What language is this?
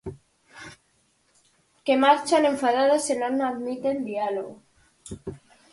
Galician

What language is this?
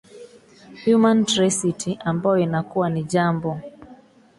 Swahili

